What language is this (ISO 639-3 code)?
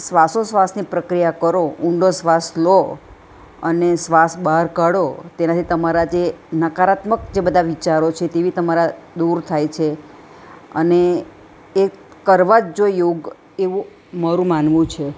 guj